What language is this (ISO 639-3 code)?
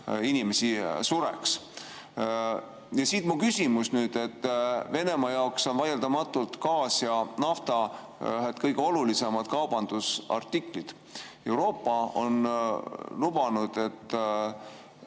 est